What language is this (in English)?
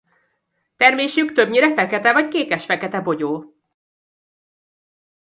Hungarian